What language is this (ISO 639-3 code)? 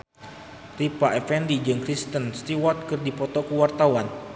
sun